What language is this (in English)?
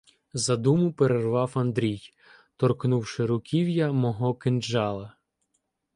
Ukrainian